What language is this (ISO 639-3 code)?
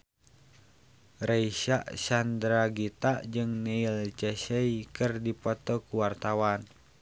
sun